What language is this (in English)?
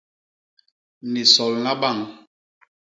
Basaa